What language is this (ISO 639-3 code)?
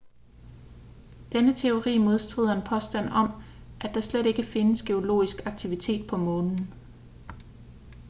dan